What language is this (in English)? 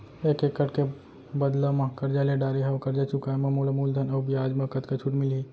Chhattisgarhi